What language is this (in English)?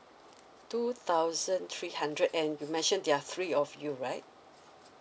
English